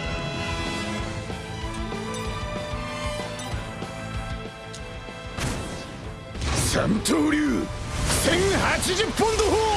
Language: Japanese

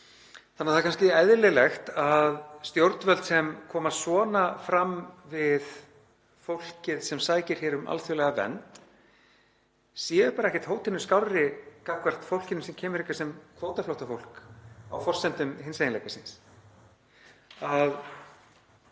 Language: Icelandic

